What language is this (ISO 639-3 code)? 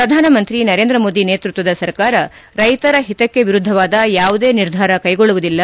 kan